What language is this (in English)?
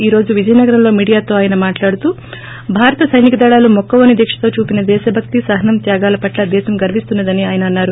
Telugu